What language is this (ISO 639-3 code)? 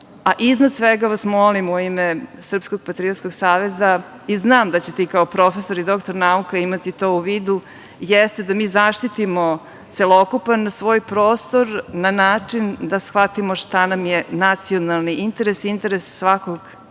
srp